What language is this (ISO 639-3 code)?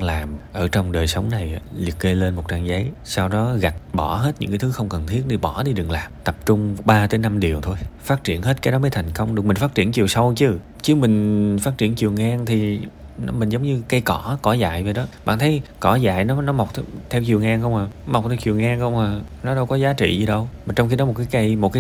vie